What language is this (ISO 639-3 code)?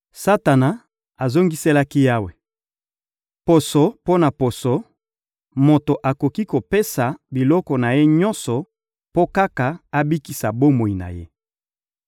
lin